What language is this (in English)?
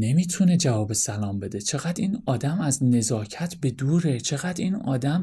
Persian